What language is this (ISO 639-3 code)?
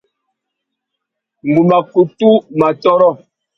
bag